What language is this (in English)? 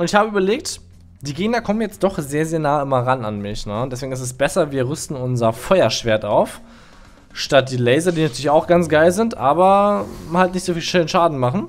German